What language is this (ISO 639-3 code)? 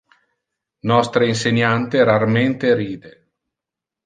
ina